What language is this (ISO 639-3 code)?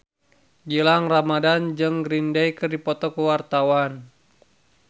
sun